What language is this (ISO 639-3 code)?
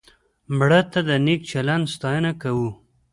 pus